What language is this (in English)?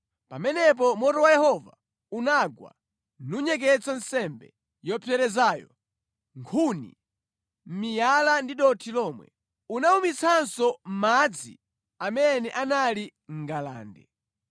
Nyanja